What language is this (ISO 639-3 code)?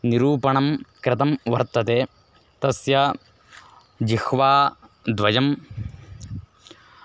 san